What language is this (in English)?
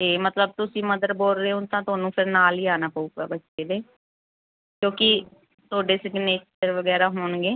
Punjabi